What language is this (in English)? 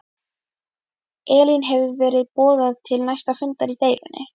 Icelandic